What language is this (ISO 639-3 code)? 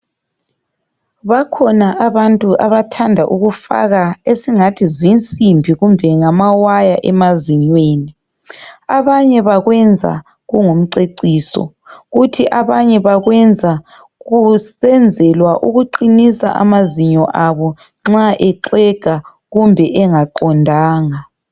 nde